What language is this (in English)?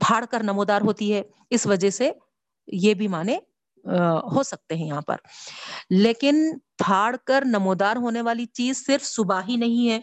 Urdu